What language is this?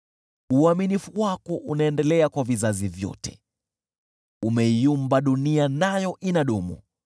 Swahili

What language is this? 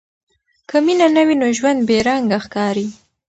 Pashto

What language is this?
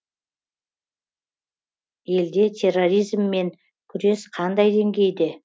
Kazakh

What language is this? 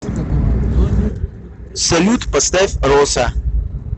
Russian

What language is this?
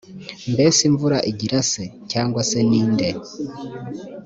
Kinyarwanda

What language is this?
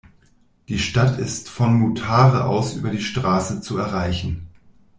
German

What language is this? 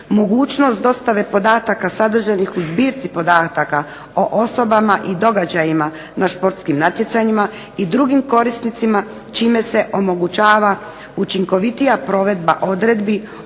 Croatian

